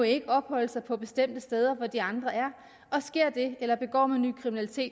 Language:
Danish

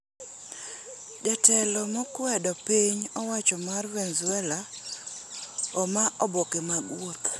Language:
Luo (Kenya and Tanzania)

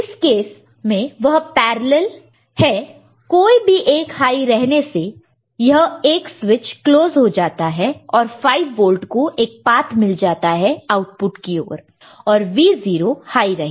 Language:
Hindi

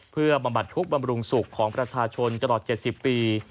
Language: Thai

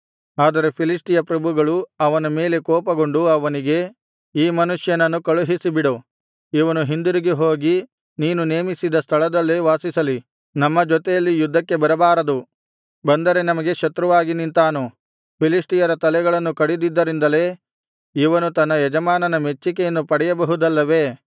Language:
Kannada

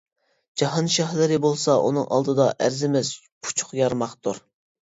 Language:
Uyghur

